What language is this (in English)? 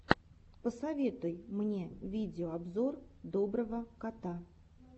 Russian